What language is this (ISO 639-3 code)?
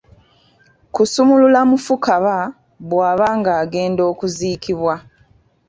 lug